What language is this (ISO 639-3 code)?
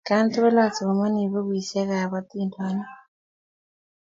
kln